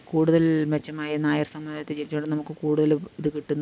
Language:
Malayalam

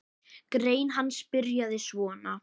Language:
Icelandic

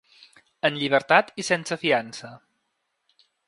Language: Catalan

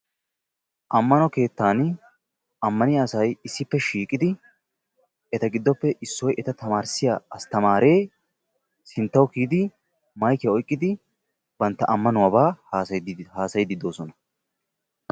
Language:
Wolaytta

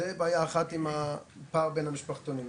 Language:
Hebrew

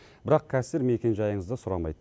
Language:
Kazakh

